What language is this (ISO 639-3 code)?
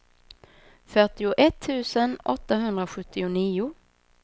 swe